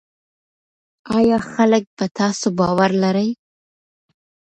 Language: Pashto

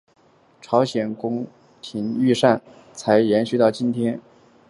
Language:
Chinese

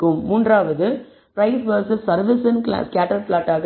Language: Tamil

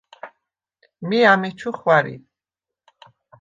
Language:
Svan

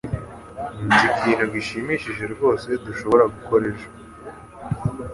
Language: Kinyarwanda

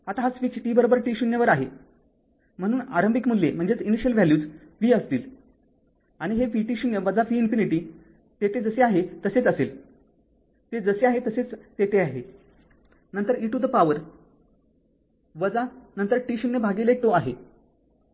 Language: Marathi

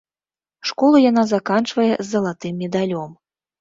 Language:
Belarusian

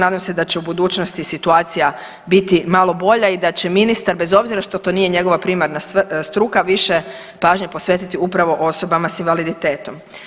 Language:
Croatian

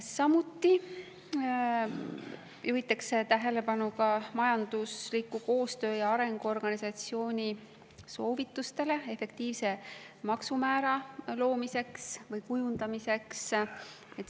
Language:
Estonian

